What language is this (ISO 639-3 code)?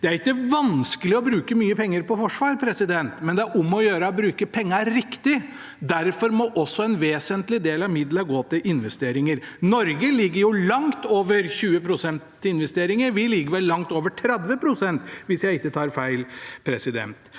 nor